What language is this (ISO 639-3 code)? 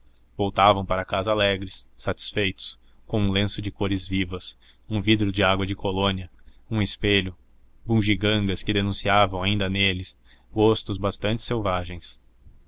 por